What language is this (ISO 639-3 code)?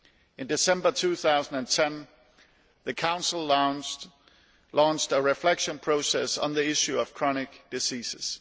eng